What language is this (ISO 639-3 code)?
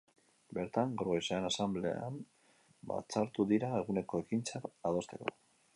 eus